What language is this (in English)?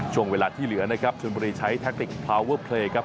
Thai